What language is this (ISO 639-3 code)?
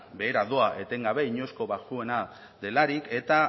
eus